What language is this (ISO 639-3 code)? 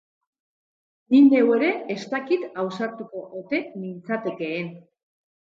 eus